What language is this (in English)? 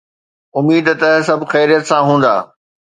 Sindhi